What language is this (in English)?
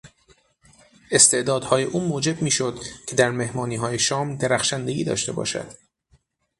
Persian